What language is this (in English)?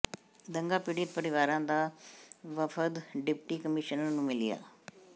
Punjabi